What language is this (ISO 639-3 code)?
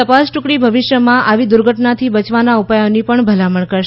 guj